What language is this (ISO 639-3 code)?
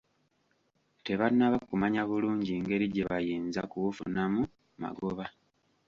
lug